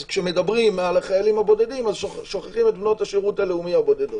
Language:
Hebrew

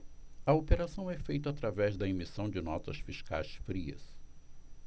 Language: Portuguese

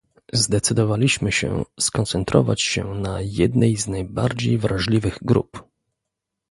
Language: Polish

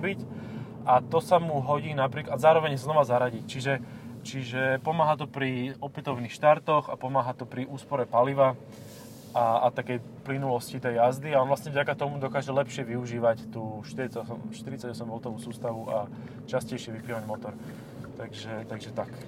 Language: Slovak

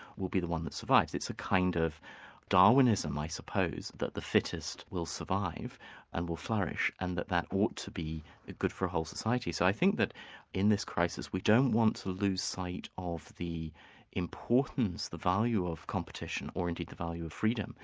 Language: English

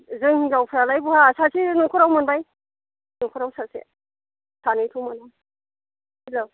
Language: Bodo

